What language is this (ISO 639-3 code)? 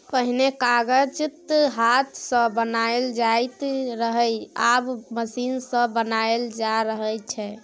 mai